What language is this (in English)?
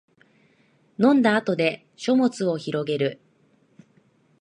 Japanese